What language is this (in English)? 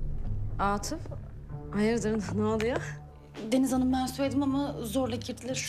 Turkish